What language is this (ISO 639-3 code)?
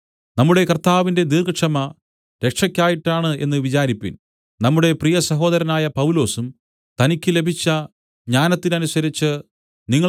mal